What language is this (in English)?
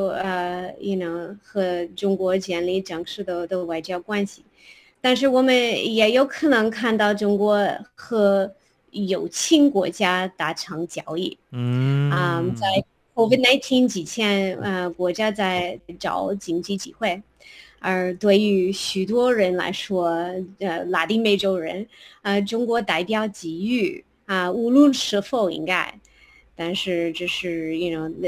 Chinese